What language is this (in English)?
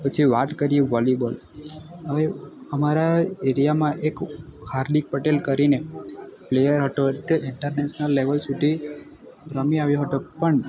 Gujarati